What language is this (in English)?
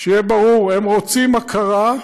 Hebrew